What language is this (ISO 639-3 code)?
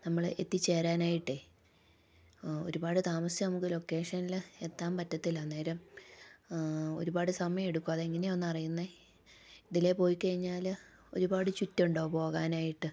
mal